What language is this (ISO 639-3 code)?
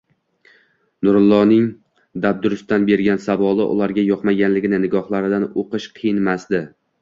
uzb